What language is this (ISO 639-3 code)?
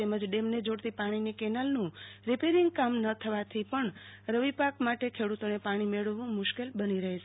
guj